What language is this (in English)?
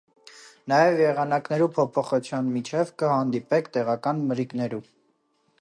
Armenian